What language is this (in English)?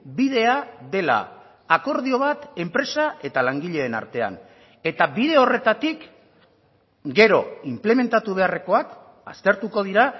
Basque